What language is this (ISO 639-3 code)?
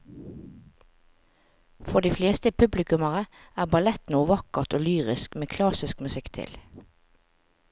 nor